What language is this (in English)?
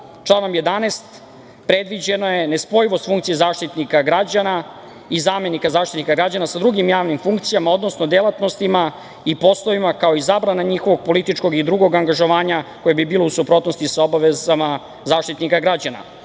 Serbian